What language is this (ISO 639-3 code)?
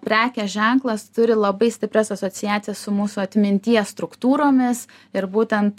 lit